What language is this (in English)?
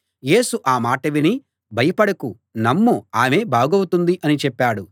Telugu